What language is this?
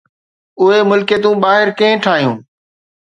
Sindhi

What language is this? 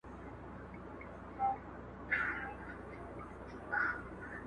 Pashto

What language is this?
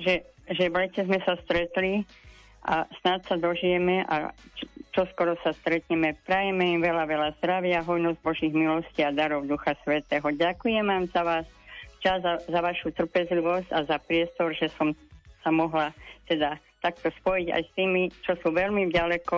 Slovak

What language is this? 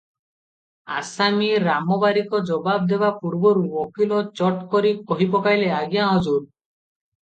Odia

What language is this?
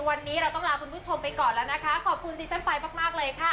Thai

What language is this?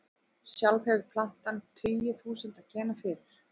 Icelandic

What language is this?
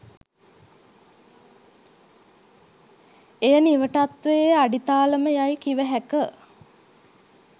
Sinhala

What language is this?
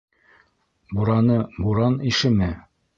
Bashkir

